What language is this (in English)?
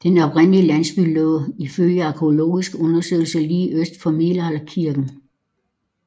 Danish